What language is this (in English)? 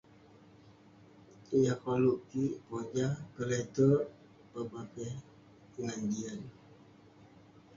Western Penan